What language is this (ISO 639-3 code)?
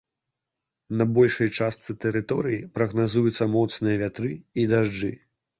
bel